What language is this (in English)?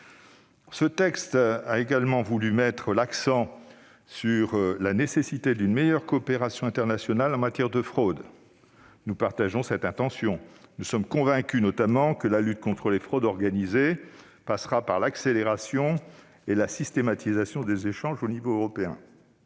French